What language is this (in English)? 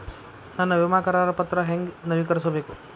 Kannada